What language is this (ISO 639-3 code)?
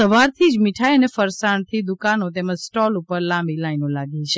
guj